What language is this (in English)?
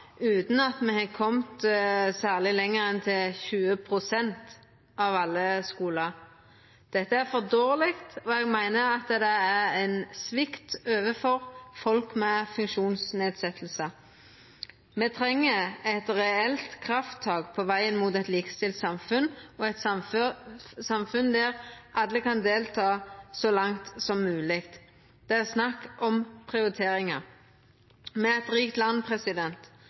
Norwegian Nynorsk